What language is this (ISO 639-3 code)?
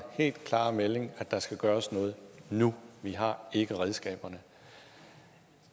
dan